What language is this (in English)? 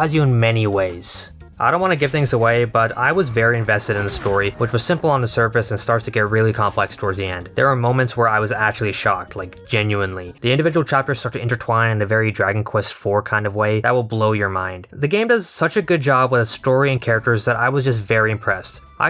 English